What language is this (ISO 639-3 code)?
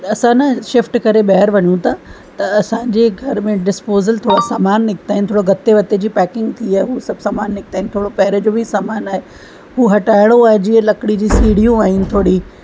snd